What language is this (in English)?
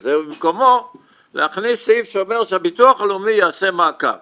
Hebrew